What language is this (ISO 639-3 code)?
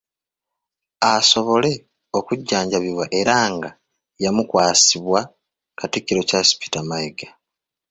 lug